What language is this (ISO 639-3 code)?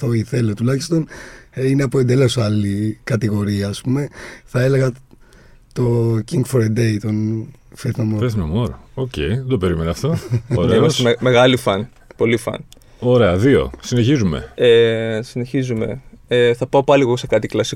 ell